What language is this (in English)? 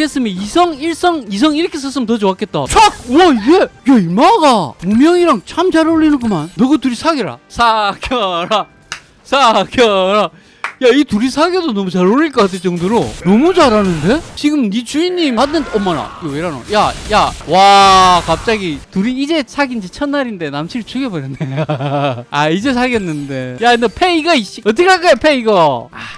Korean